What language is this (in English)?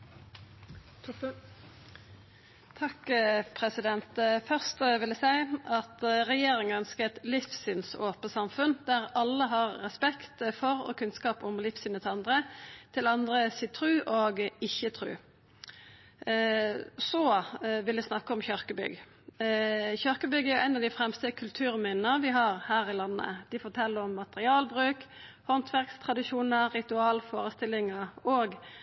Norwegian